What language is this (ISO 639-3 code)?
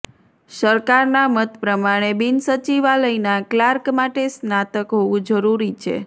guj